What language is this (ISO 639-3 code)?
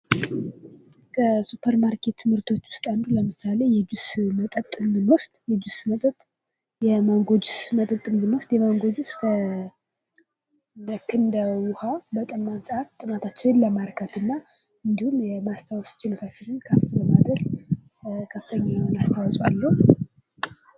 amh